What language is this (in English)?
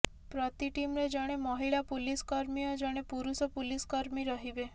Odia